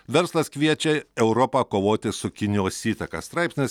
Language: Lithuanian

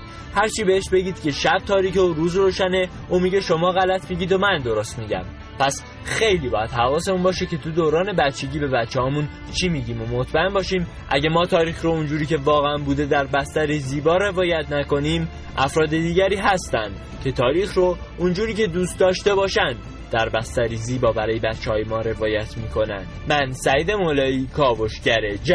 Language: Persian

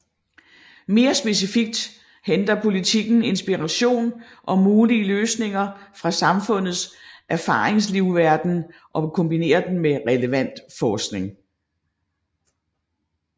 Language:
Danish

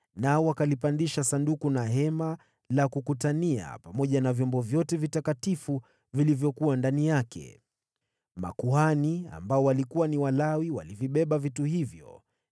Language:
Swahili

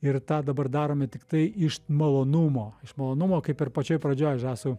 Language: Lithuanian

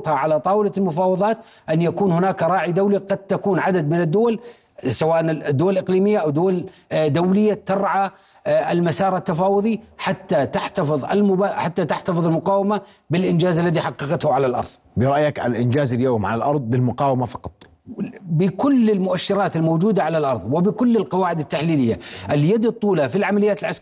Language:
Arabic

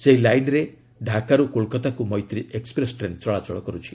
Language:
Odia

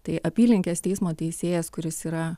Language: Lithuanian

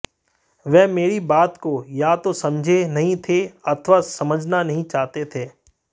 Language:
Hindi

